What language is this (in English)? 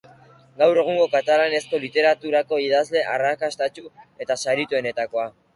Basque